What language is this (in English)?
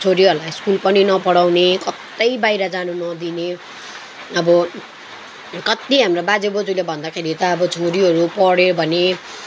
Nepali